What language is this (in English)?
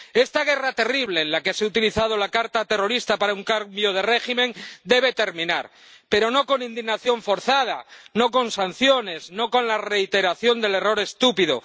Spanish